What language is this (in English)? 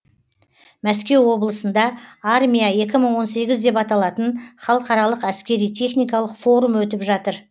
Kazakh